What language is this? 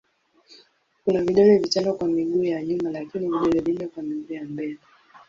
Swahili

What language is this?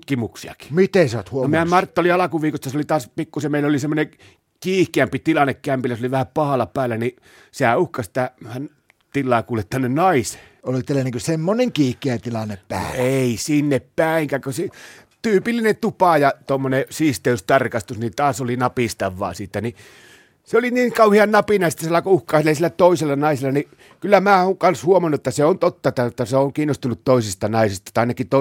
Finnish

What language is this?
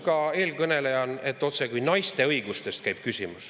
Estonian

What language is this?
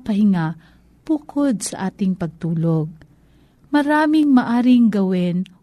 Filipino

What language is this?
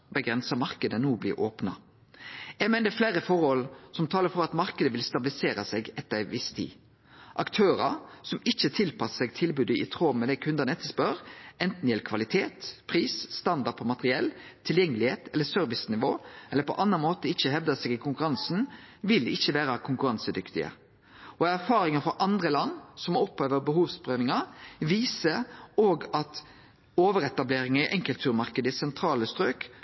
Norwegian Nynorsk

